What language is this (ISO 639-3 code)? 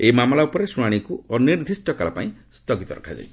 ori